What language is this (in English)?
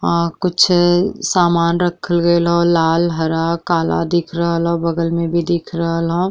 Bhojpuri